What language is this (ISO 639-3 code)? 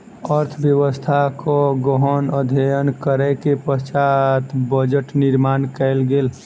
mai